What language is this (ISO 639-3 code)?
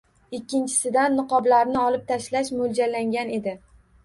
uzb